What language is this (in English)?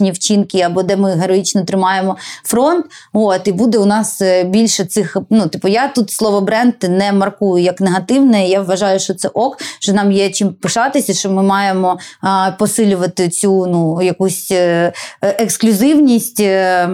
Ukrainian